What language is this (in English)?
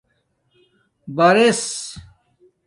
Domaaki